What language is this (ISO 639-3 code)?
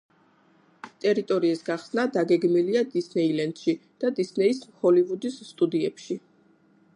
kat